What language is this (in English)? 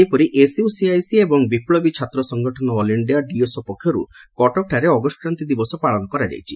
Odia